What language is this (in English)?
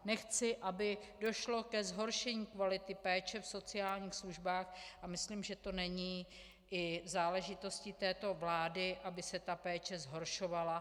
Czech